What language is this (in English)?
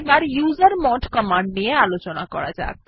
Bangla